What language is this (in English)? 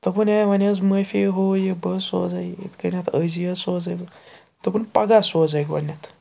Kashmiri